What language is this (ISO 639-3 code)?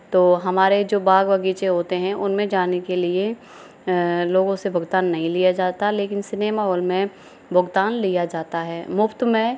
hin